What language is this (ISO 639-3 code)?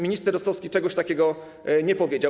pol